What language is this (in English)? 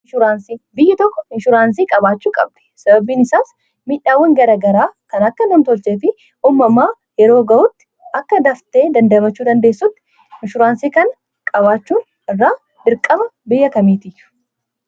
Oromo